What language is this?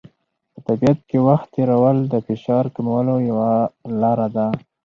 Pashto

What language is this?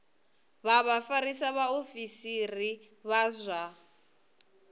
Venda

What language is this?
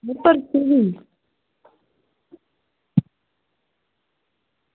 Dogri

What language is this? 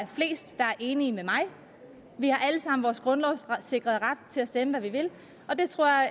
Danish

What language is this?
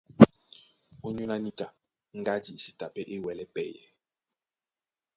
Duala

